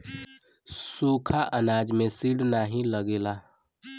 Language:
Bhojpuri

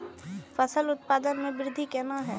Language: Maithili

